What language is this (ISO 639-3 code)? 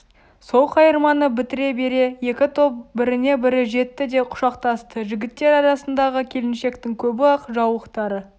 kaz